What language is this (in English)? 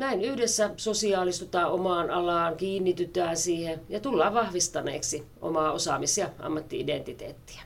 Finnish